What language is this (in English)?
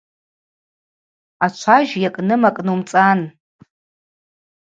Abaza